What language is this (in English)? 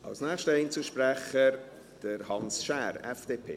Swiss German